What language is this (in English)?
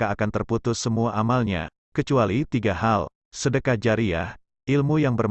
Indonesian